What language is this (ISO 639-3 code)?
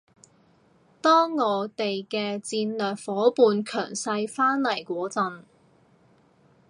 yue